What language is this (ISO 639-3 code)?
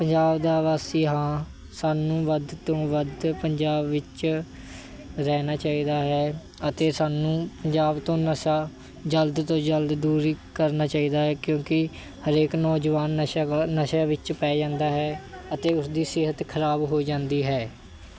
pan